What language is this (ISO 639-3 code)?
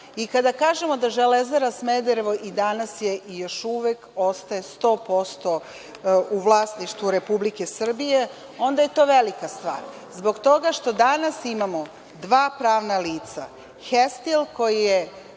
srp